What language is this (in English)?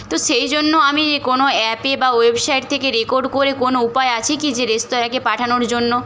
Bangla